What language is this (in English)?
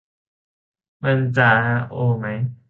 Thai